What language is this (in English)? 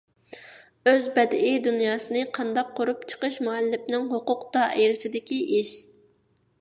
Uyghur